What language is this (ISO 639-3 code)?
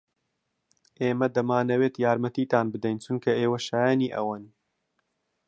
ckb